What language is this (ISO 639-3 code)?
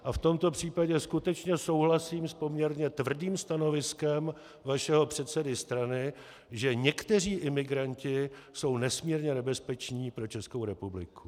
ces